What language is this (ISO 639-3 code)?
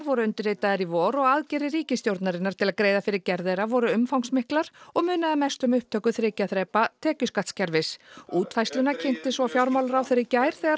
isl